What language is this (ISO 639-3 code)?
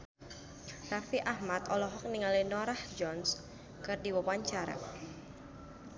sun